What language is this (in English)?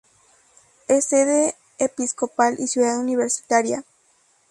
Spanish